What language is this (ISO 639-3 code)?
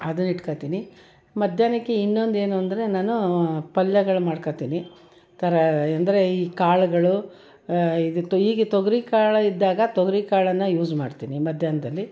kan